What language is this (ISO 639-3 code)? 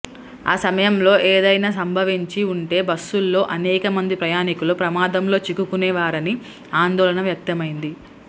tel